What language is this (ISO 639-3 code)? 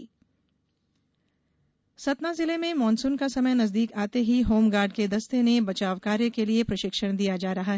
hin